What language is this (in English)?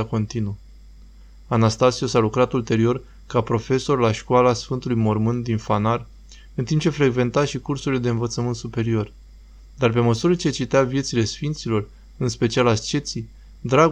Romanian